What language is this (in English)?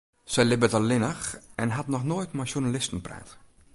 Western Frisian